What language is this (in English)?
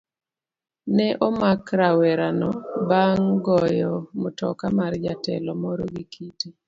Luo (Kenya and Tanzania)